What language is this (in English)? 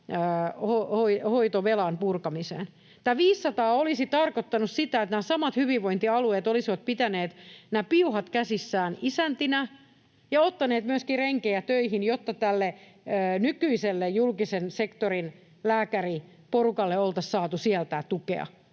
Finnish